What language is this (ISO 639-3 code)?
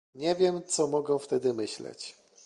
pol